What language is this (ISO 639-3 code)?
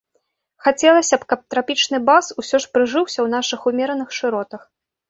bel